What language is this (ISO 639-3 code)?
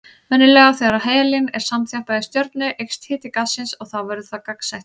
isl